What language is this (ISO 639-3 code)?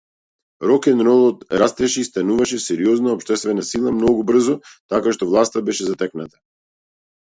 mkd